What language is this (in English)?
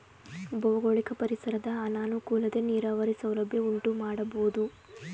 Kannada